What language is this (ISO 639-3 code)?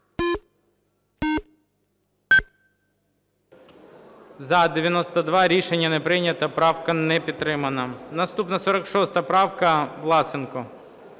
ukr